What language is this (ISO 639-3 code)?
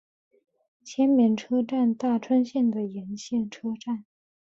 zho